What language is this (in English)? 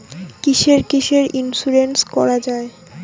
Bangla